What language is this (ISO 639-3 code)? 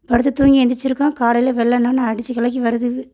tam